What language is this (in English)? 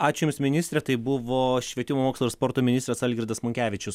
Lithuanian